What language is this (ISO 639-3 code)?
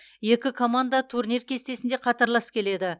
kaz